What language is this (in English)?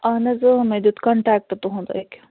Kashmiri